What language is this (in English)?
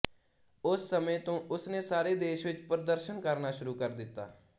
Punjabi